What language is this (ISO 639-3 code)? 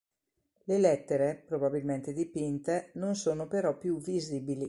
ita